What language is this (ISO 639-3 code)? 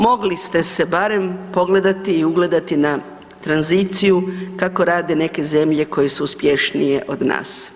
hrv